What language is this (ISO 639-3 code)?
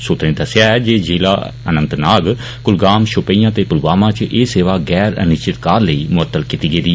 doi